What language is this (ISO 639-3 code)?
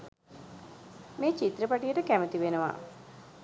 sin